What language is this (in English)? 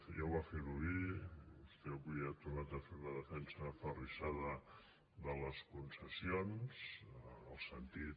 Catalan